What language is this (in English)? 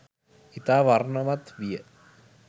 Sinhala